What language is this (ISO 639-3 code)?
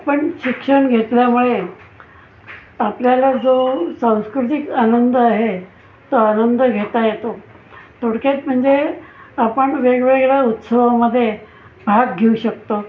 mar